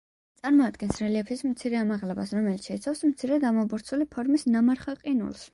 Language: Georgian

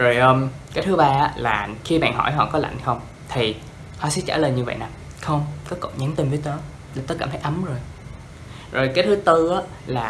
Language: Vietnamese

